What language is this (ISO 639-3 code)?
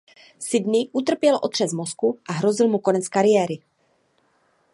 ces